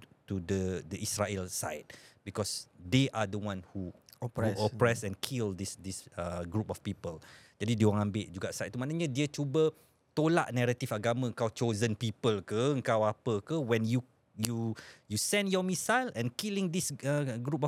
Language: Malay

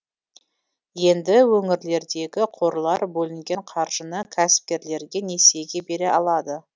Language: Kazakh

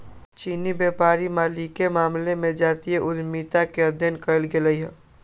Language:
Magahi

